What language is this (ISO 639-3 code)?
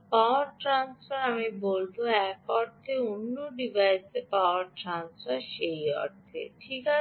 ben